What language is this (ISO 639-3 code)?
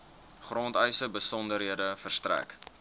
afr